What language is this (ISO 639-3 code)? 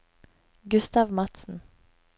nor